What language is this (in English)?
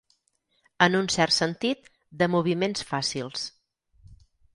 Catalan